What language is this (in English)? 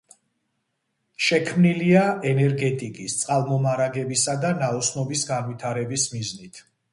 Georgian